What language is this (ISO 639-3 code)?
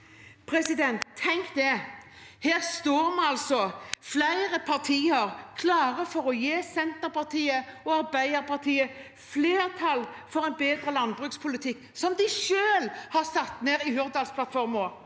nor